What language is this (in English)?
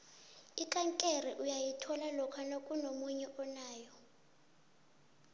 South Ndebele